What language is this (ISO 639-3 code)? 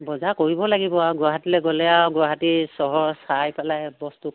asm